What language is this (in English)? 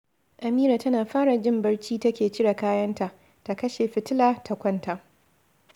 Hausa